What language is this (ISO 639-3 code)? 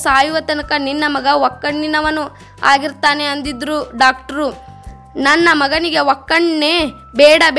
kan